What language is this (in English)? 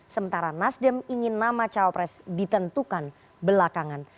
Indonesian